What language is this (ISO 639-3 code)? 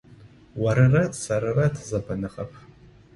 ady